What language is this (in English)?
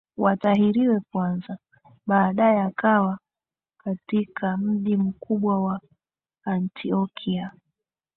Swahili